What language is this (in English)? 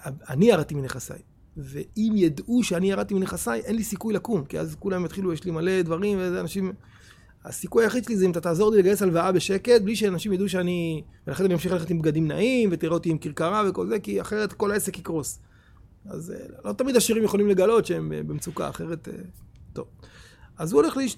Hebrew